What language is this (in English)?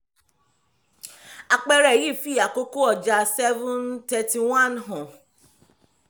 Yoruba